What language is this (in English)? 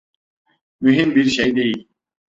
Turkish